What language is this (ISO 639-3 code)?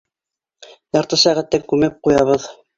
bak